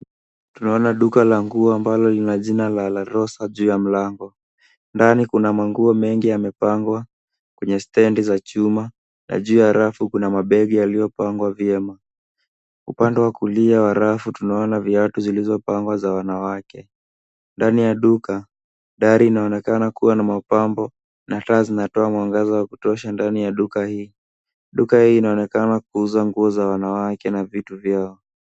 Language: Swahili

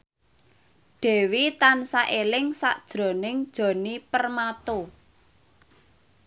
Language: Javanese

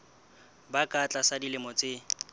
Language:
Southern Sotho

